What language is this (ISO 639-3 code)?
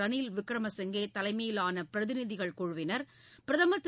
tam